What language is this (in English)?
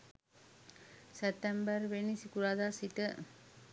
Sinhala